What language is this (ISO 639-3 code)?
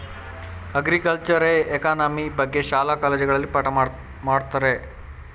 kan